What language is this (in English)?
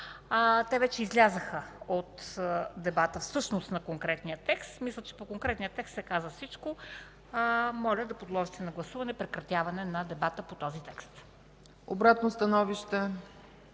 Bulgarian